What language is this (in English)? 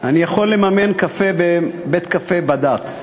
Hebrew